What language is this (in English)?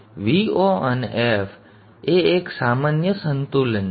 Gujarati